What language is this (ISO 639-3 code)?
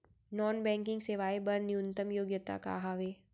hne